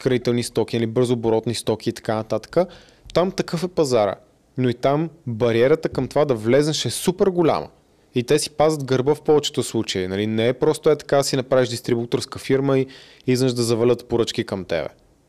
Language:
Bulgarian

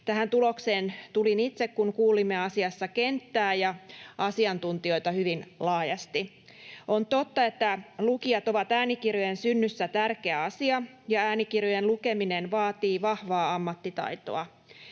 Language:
Finnish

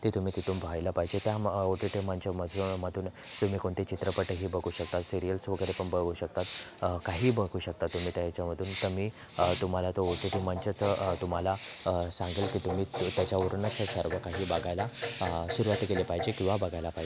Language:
Marathi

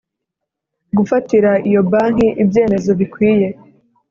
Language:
Kinyarwanda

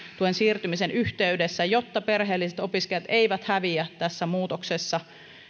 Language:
Finnish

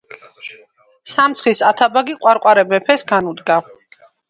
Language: Georgian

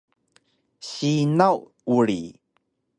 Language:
Taroko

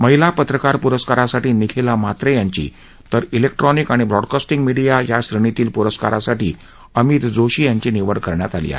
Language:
Marathi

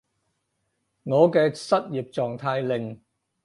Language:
Cantonese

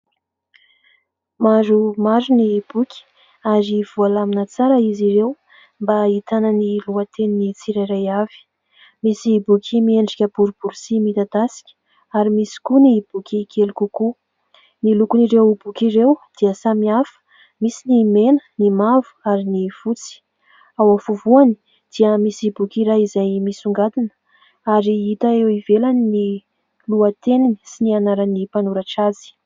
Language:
Malagasy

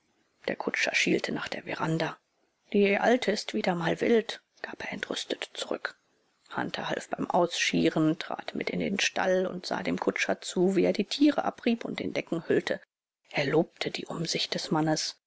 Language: German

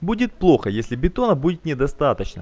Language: Russian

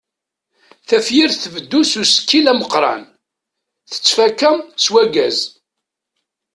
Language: Kabyle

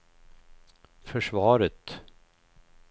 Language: Swedish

